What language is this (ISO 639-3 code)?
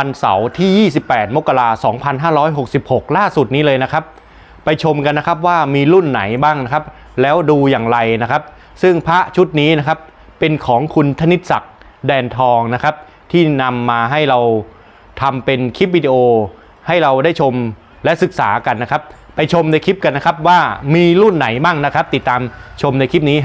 tha